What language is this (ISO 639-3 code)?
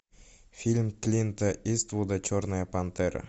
rus